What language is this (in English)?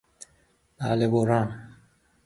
Persian